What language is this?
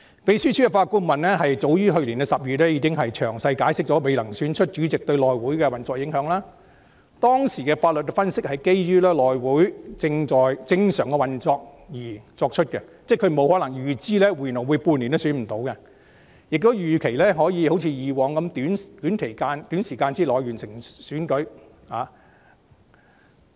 Cantonese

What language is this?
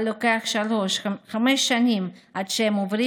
Hebrew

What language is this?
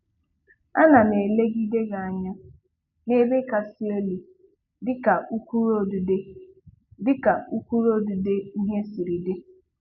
Igbo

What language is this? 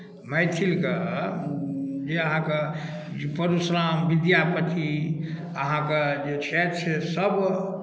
Maithili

